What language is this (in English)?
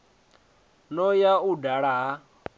Venda